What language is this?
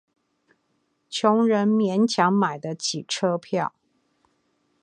Chinese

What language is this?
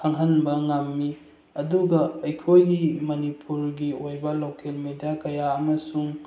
Manipuri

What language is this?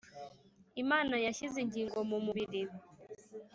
Kinyarwanda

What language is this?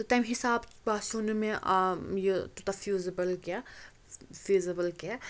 Kashmiri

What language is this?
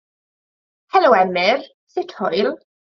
Welsh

